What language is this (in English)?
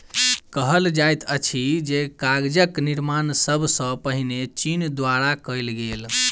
Maithili